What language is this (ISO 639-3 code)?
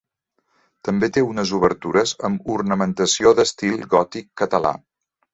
cat